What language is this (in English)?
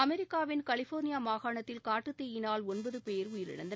Tamil